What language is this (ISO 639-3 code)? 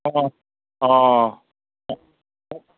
asm